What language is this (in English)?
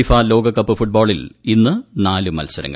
Malayalam